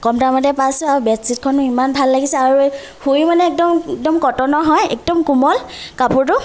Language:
Assamese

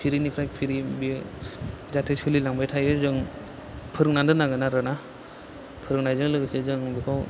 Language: Bodo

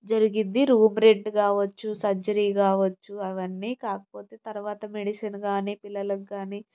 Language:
Telugu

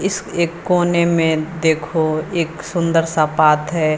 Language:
Hindi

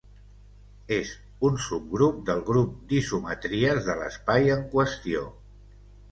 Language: Catalan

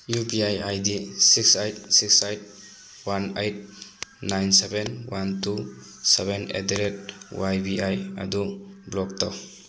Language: Manipuri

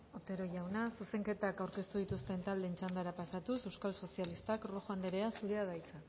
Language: Basque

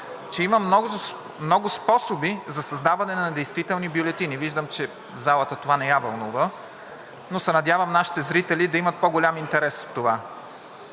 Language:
Bulgarian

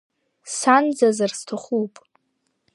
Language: Abkhazian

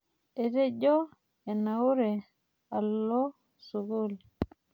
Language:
Masai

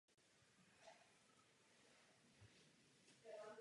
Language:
Czech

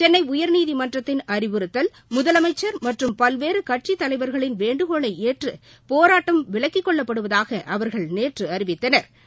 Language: Tamil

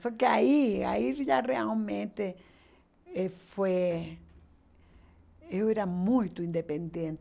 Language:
Portuguese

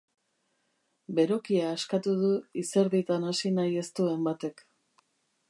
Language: Basque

